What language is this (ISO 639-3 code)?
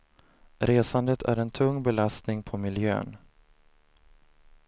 swe